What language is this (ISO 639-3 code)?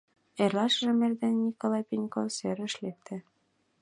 chm